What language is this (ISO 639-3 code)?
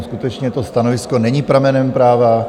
ces